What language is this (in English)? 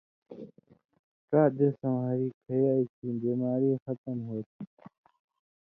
Indus Kohistani